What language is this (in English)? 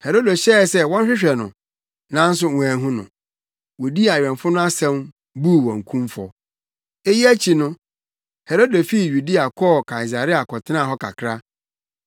Akan